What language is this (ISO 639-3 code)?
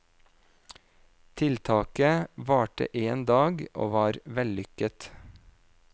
nor